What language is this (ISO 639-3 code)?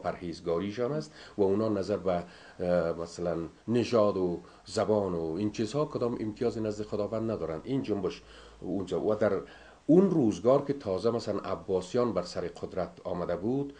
fas